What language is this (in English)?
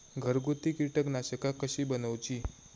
Marathi